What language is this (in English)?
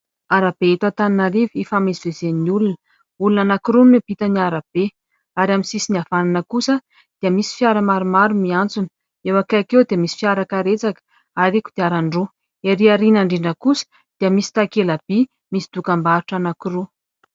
Malagasy